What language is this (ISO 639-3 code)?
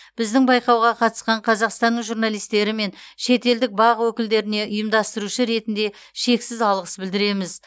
kaz